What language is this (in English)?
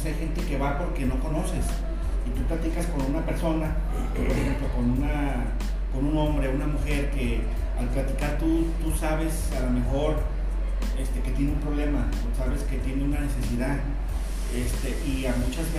Spanish